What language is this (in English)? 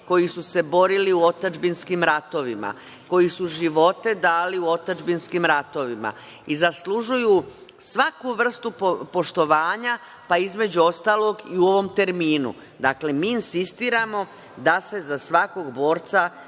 Serbian